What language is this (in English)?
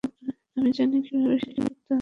Bangla